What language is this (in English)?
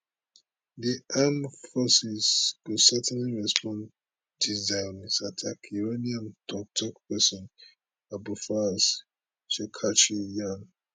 Nigerian Pidgin